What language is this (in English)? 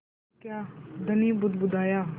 Hindi